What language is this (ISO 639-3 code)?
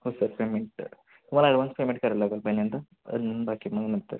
mar